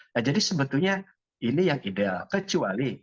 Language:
Indonesian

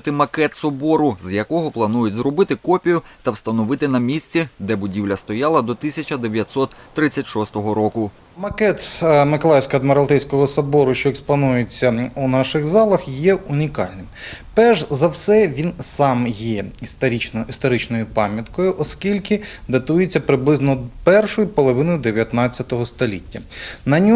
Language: Ukrainian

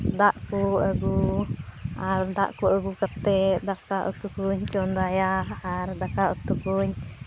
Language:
Santali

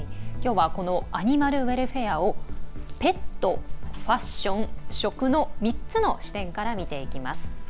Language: Japanese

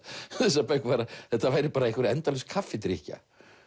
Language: Icelandic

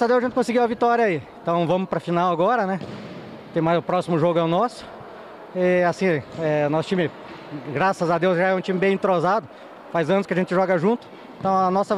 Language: Portuguese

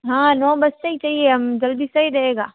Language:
Hindi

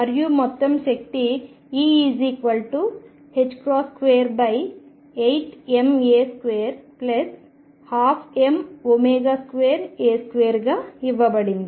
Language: Telugu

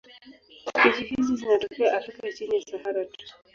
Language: Swahili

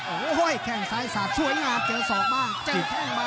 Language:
Thai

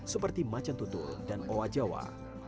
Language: Indonesian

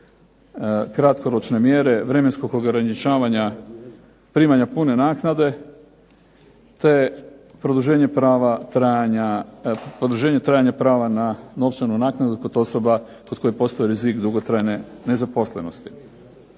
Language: Croatian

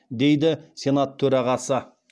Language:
Kazakh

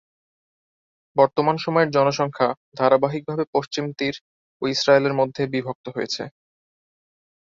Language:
Bangla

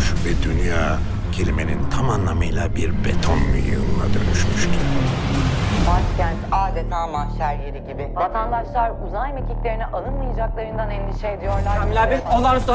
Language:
Turkish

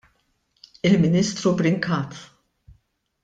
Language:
Maltese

